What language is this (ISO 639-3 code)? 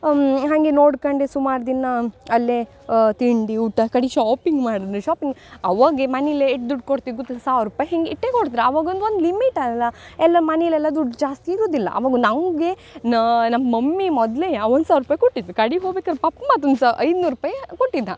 kan